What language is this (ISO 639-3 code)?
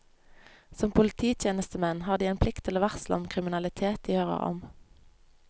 nor